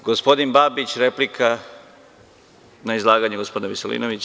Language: Serbian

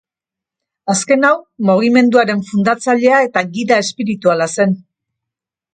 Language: Basque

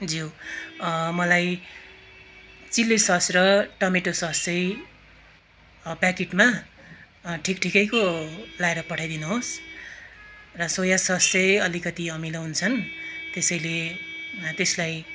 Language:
Nepali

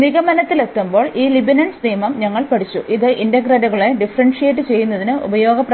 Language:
Malayalam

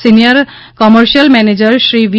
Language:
Gujarati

